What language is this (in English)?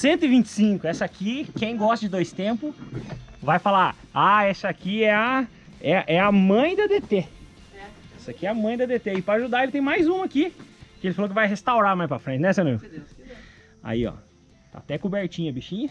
Portuguese